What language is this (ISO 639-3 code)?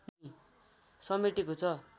nep